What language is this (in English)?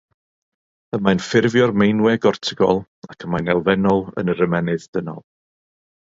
Welsh